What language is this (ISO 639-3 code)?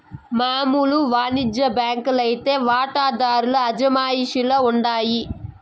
tel